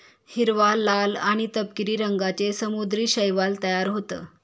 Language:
Marathi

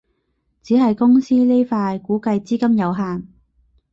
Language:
Cantonese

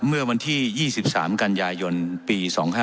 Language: Thai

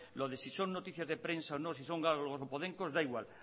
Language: Spanish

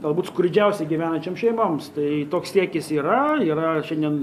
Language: Lithuanian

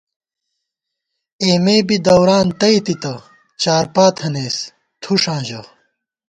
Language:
Gawar-Bati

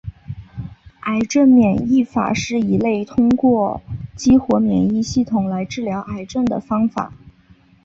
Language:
Chinese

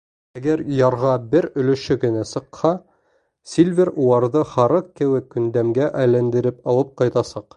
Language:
Bashkir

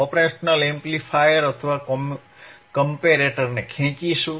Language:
Gujarati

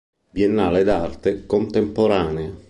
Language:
Italian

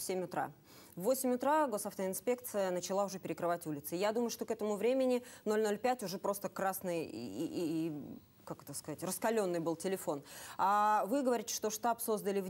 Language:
Russian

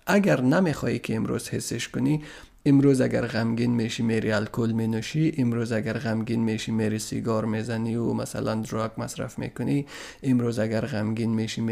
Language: Persian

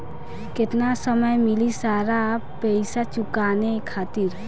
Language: Bhojpuri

